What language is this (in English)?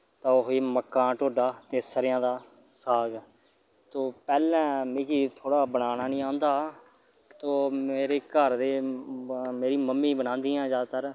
Dogri